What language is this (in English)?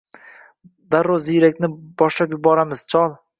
Uzbek